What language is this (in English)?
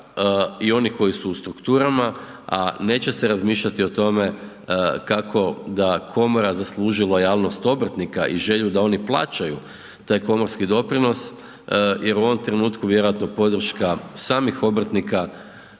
Croatian